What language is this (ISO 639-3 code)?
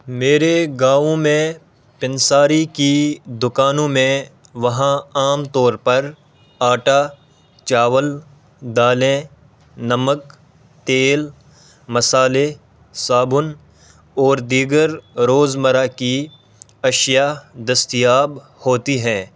urd